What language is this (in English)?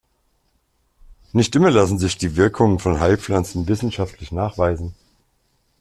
German